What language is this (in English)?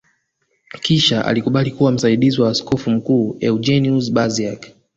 Swahili